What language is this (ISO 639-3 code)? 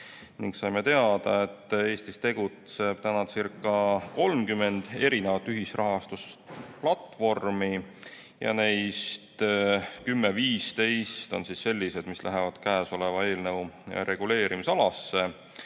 est